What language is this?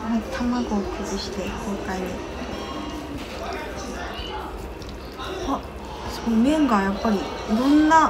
Japanese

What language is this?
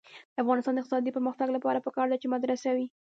Pashto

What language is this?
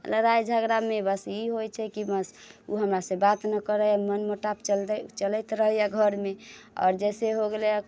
Maithili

